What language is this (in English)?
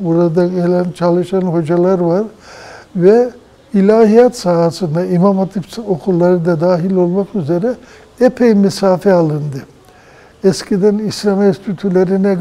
Turkish